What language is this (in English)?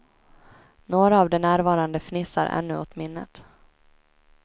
Swedish